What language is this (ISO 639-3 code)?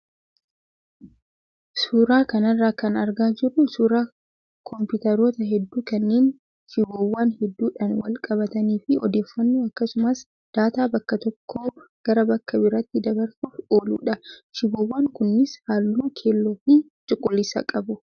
orm